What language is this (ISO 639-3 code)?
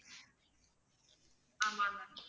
tam